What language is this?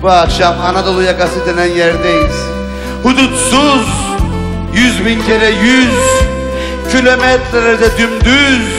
Turkish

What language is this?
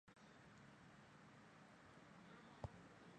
Chinese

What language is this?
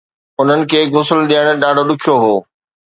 Sindhi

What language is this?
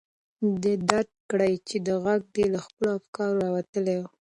Pashto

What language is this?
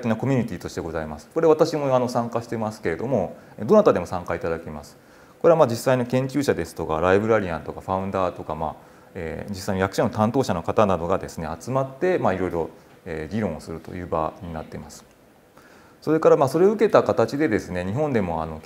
Japanese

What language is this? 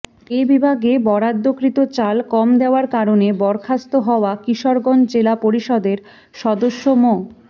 Bangla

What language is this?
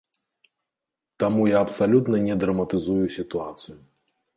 Belarusian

